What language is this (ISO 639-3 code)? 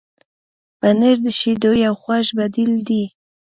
pus